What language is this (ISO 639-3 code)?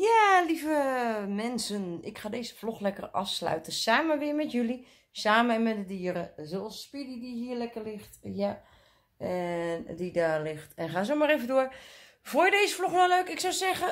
nld